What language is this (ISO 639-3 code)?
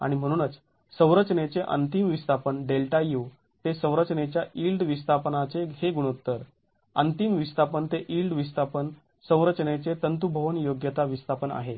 mar